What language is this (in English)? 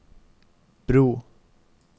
Norwegian